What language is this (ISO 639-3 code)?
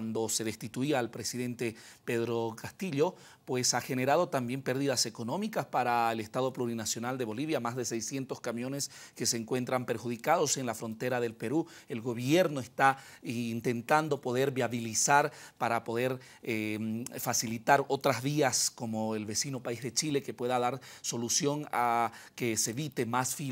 spa